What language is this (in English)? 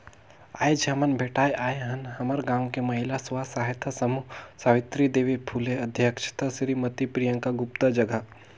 Chhattisgarhi